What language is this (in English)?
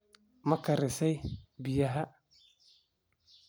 Somali